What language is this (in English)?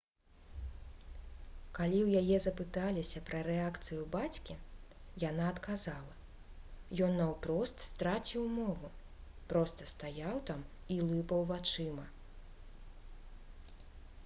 Belarusian